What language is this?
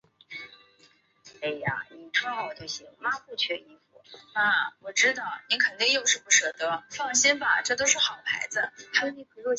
Chinese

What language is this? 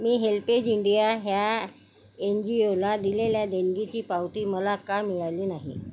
Marathi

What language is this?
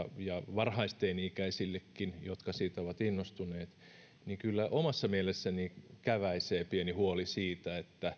Finnish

